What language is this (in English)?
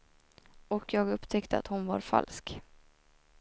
Swedish